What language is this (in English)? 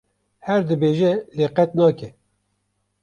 Kurdish